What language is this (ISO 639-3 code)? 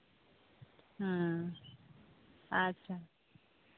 sat